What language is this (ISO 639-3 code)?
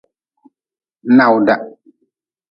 nmz